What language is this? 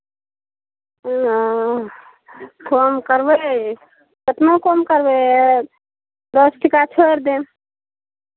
Maithili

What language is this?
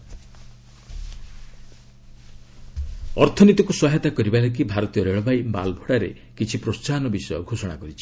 Odia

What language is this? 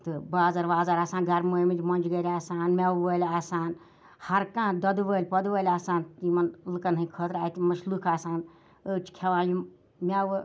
Kashmiri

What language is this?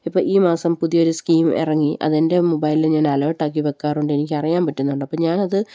Malayalam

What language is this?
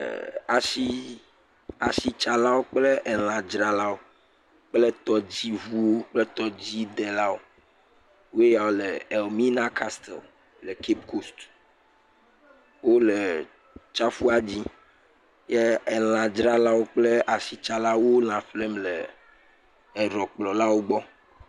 Ewe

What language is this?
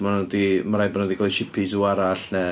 Welsh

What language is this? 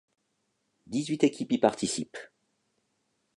French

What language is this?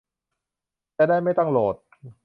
Thai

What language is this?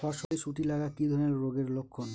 Bangla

